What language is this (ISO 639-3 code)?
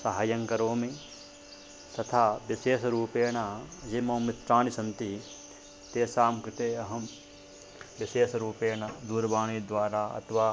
san